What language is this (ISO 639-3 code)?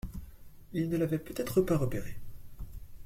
fra